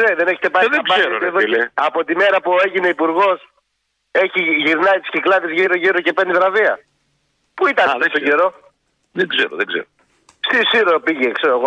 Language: Greek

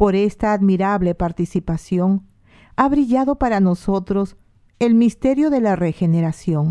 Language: Spanish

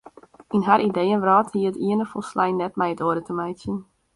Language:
Western Frisian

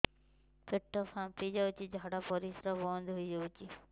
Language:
Odia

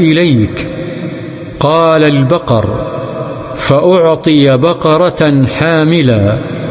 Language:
Arabic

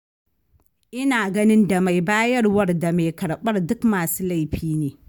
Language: Hausa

